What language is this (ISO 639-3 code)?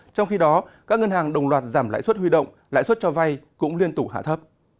vie